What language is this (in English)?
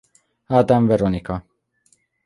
Hungarian